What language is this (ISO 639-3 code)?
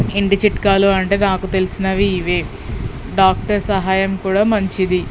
tel